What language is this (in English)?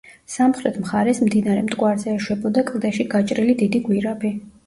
Georgian